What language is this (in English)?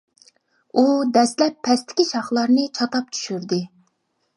Uyghur